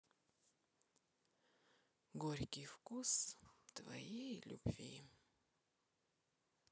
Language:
Russian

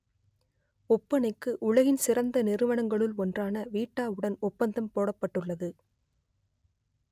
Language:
Tamil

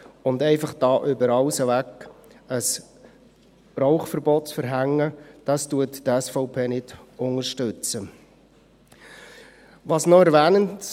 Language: Swiss German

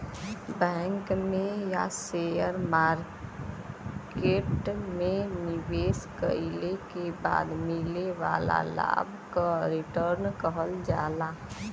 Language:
Bhojpuri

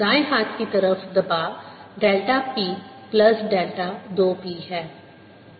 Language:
Hindi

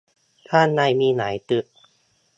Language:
Thai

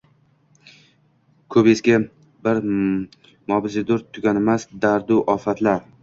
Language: Uzbek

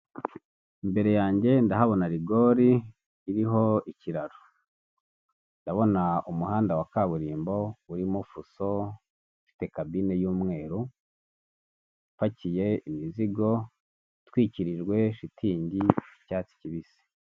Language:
Kinyarwanda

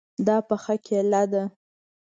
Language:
Pashto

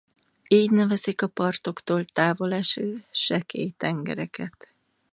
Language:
Hungarian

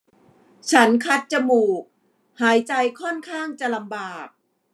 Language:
Thai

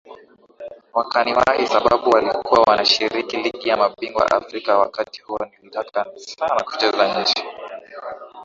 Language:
Swahili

